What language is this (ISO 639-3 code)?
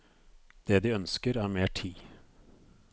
nor